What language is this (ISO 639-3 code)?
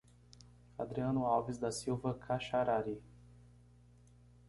por